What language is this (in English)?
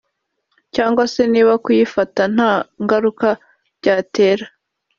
Kinyarwanda